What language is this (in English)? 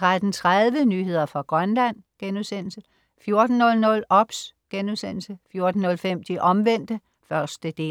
Danish